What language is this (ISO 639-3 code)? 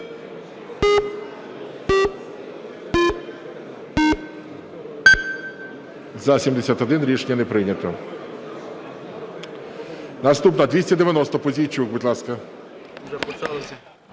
ukr